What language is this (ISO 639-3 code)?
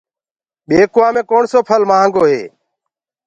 ggg